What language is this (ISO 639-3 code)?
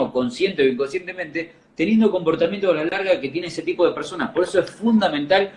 spa